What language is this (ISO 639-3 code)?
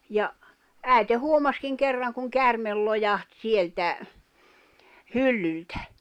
fin